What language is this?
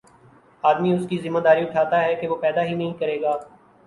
Urdu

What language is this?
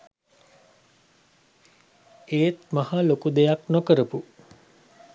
Sinhala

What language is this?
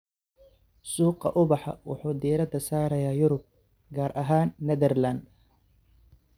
Somali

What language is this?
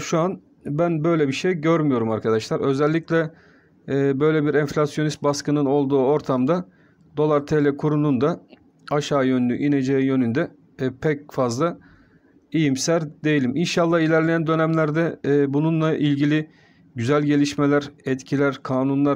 Turkish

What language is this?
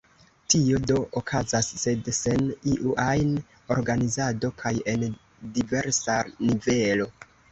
Esperanto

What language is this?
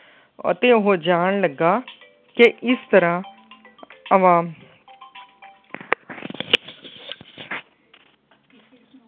Punjabi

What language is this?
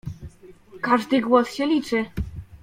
Polish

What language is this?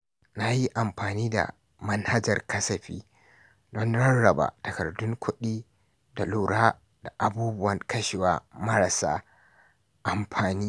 Hausa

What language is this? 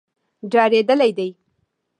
Pashto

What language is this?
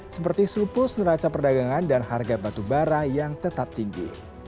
Indonesian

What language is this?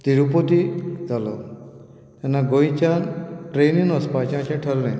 Konkani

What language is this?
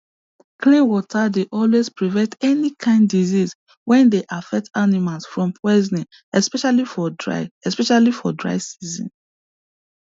Nigerian Pidgin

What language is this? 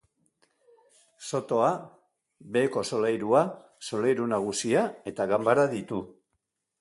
Basque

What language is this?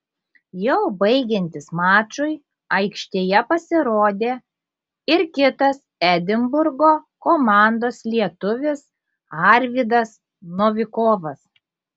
Lithuanian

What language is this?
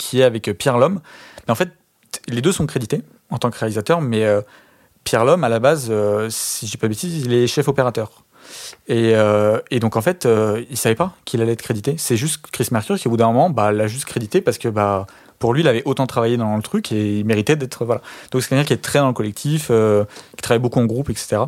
French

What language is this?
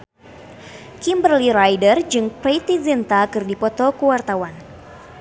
Sundanese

